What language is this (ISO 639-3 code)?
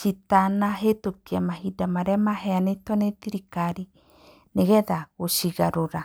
kik